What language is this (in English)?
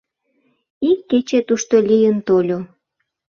Mari